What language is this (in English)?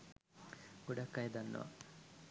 Sinhala